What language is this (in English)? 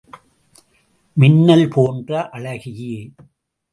Tamil